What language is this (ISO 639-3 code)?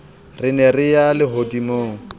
sot